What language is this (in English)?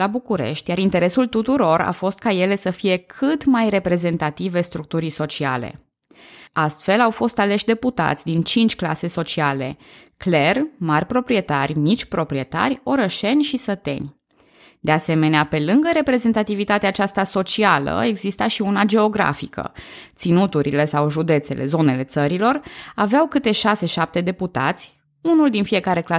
Romanian